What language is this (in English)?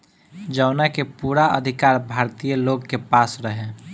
Bhojpuri